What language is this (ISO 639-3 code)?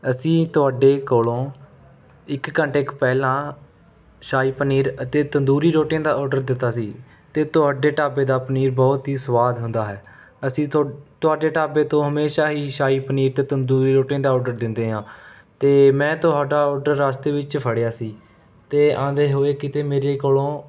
pan